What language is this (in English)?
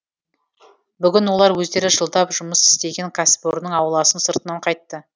Kazakh